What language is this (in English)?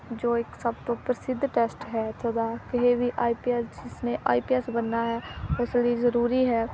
Punjabi